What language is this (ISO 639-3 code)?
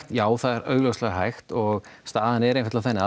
isl